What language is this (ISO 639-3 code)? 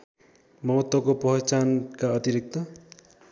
nep